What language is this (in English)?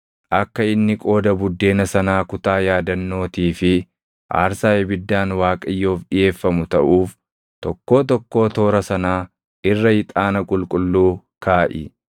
Oromo